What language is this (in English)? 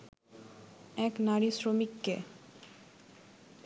Bangla